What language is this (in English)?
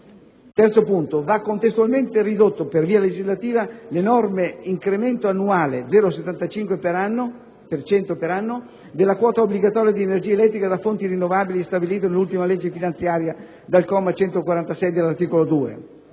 Italian